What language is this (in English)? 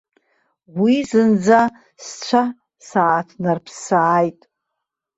Abkhazian